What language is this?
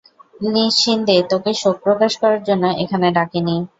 Bangla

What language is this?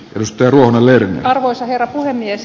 Finnish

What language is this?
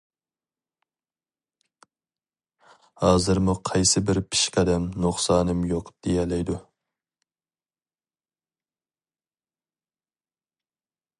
Uyghur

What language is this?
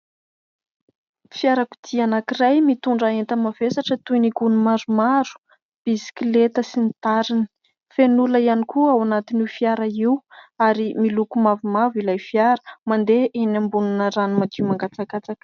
Malagasy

